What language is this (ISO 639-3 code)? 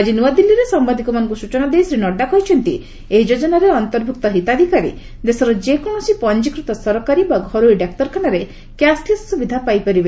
ori